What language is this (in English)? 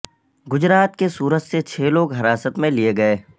Urdu